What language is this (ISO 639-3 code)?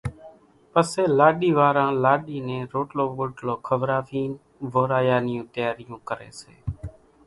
gjk